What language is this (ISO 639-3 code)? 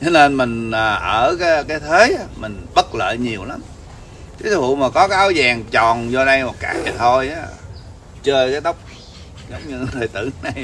vie